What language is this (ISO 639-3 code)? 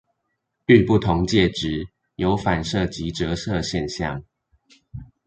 zho